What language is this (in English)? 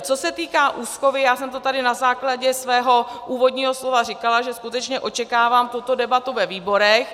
Czech